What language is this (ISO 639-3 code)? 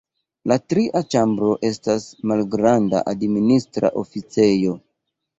epo